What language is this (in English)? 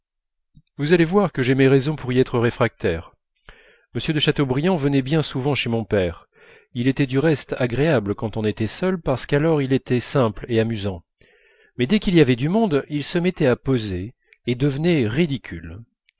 French